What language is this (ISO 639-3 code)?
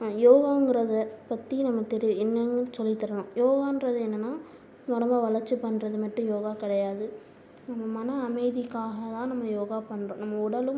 tam